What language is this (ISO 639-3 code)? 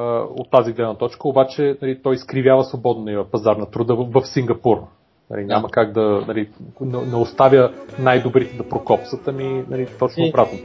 bul